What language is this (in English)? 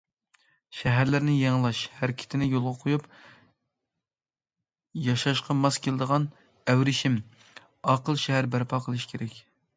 Uyghur